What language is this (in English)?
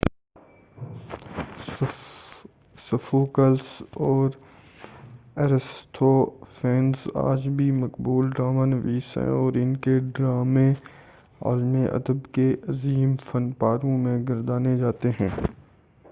Urdu